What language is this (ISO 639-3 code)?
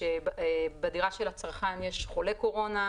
heb